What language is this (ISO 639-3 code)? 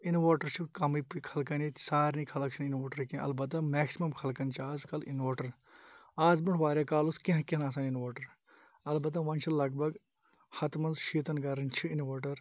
kas